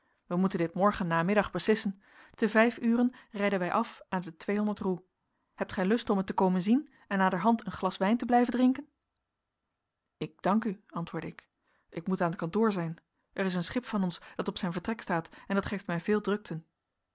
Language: Dutch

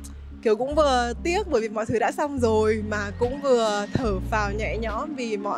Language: Vietnamese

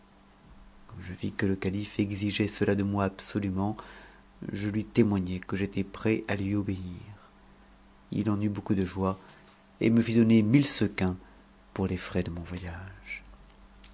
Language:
French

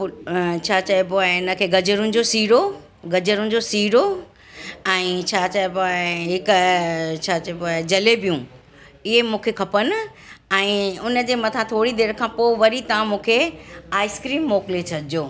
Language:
Sindhi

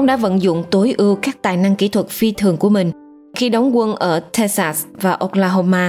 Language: Vietnamese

